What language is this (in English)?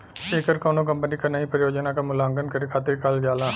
Bhojpuri